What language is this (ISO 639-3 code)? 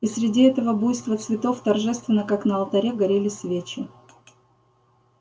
rus